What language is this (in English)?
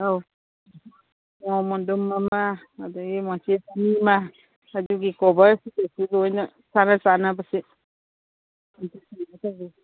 Manipuri